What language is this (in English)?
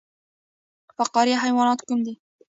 Pashto